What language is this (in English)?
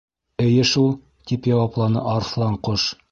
Bashkir